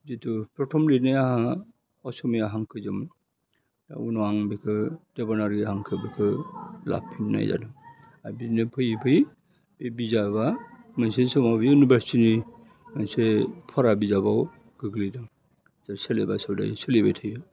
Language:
Bodo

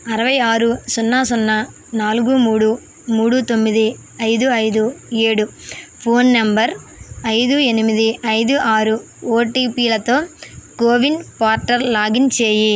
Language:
Telugu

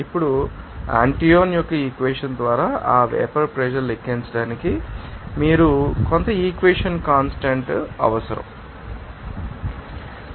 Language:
Telugu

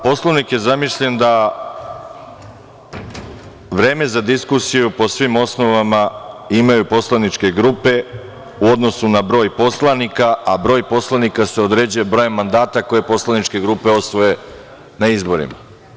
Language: Serbian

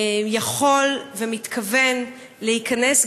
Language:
Hebrew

